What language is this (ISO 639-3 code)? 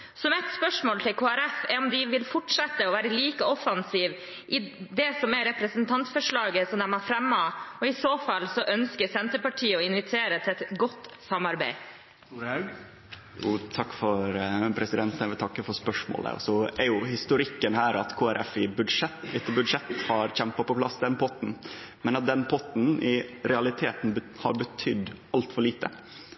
nor